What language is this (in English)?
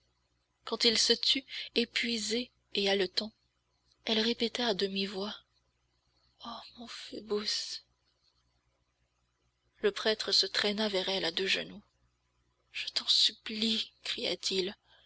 French